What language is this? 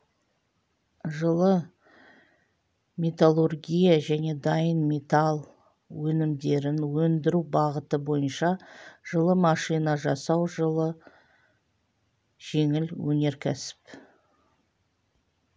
Kazakh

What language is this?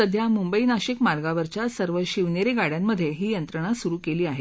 Marathi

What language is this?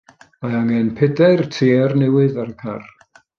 Welsh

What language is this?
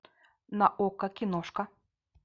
Russian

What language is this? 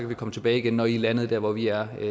Danish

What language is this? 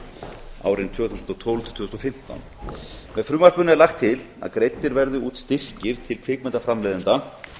Icelandic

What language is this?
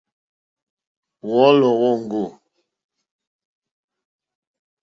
Mokpwe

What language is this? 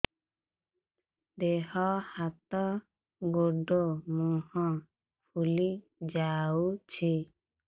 Odia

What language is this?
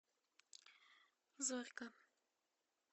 Russian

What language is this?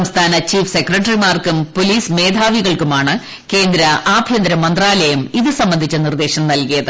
Malayalam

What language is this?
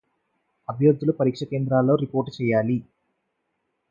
Telugu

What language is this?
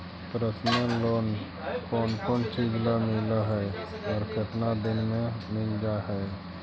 Magahi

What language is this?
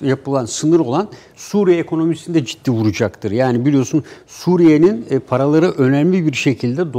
Turkish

